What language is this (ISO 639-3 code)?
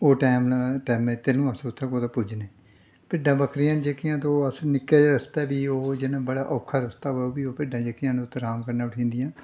doi